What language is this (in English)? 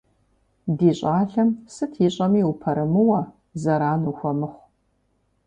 Kabardian